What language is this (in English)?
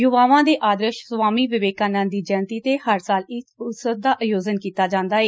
Punjabi